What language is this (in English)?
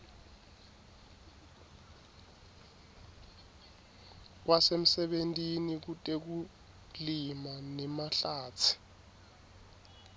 Swati